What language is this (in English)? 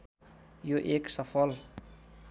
Nepali